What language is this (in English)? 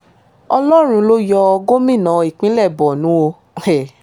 Yoruba